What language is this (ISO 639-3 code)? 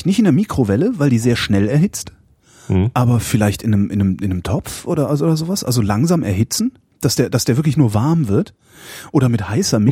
deu